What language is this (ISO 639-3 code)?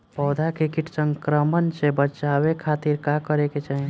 bho